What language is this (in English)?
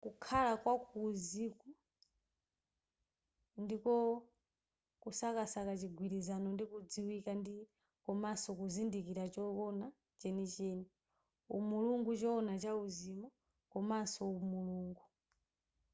Nyanja